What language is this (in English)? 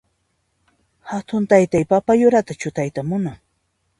Puno Quechua